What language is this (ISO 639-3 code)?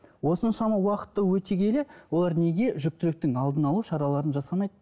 kaz